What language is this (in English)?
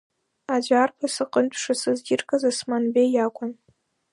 Abkhazian